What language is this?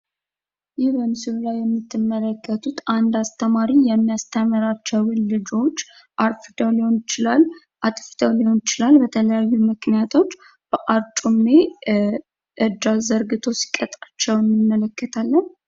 Amharic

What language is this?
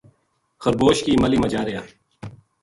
Gujari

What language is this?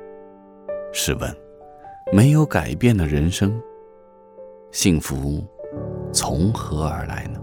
Chinese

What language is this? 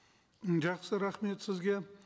Kazakh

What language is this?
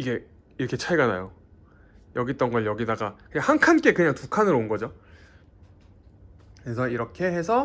Korean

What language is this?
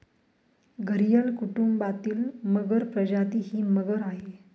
Marathi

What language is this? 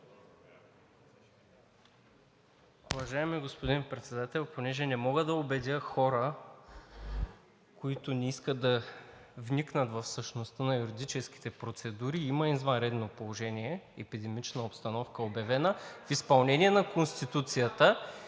Bulgarian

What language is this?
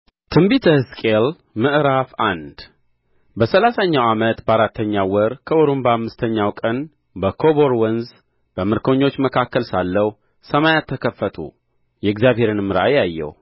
Amharic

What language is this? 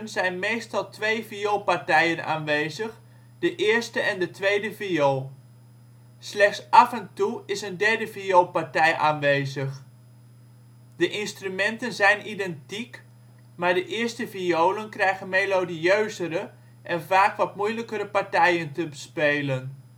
Dutch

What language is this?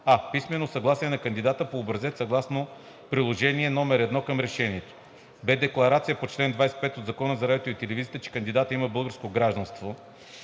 Bulgarian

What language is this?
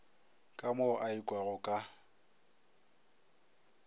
Northern Sotho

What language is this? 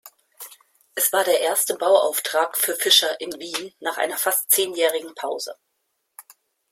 German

